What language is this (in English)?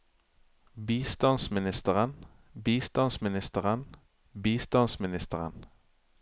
Norwegian